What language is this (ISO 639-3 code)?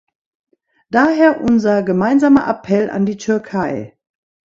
deu